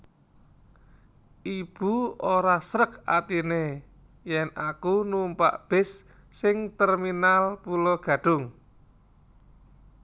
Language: Javanese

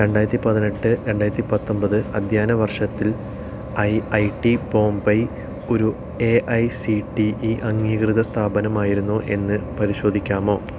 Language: Malayalam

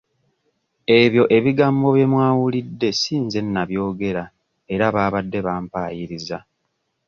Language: Ganda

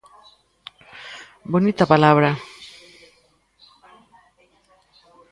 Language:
Galician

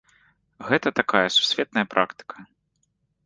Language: Belarusian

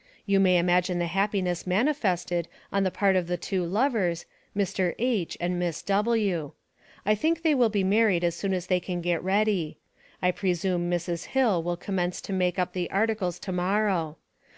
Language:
English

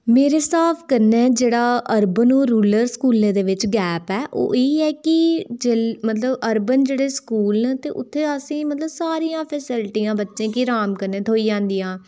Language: Dogri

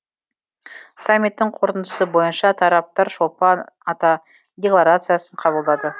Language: Kazakh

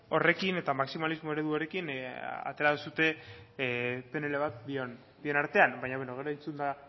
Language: Basque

